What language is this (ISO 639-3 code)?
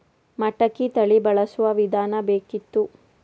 kan